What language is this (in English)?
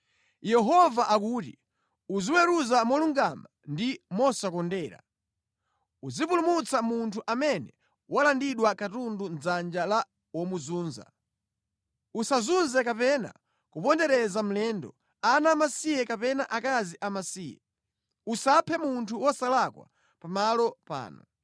Nyanja